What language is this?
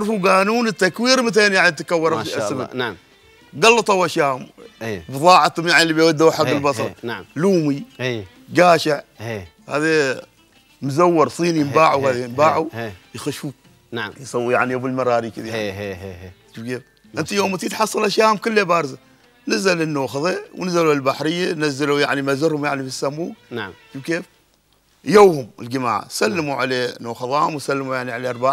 Arabic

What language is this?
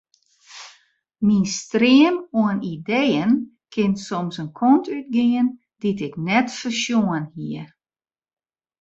Western Frisian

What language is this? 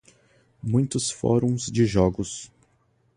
Portuguese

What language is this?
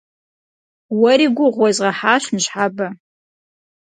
Kabardian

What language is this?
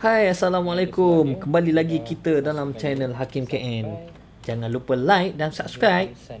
Malay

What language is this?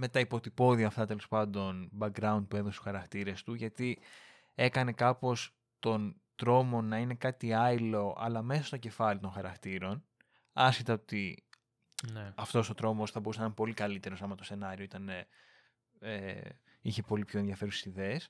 Greek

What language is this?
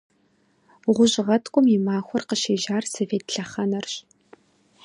Kabardian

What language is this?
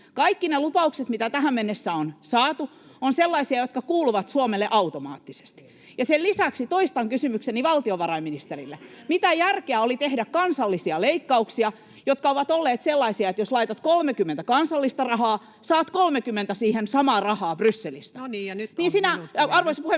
Finnish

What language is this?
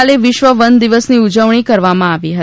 Gujarati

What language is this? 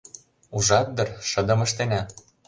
Mari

